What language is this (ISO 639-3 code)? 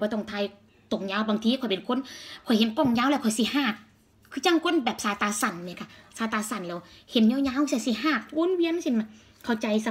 tha